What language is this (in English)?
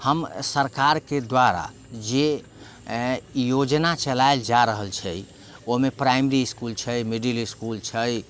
Maithili